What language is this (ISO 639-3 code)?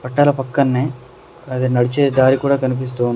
tel